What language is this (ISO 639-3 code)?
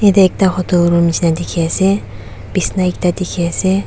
nag